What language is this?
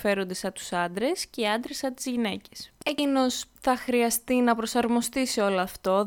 Greek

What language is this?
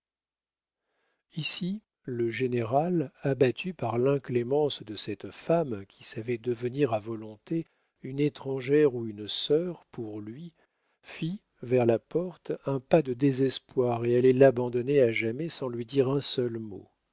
French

